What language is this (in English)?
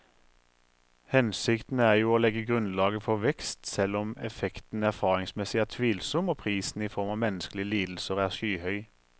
Norwegian